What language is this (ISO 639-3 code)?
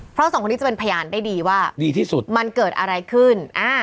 tha